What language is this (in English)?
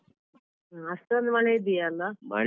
Kannada